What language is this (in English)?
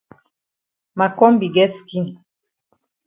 Cameroon Pidgin